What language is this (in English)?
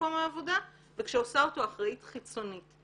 Hebrew